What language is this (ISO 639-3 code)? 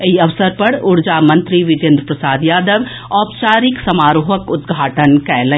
mai